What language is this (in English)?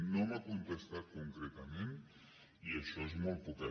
Catalan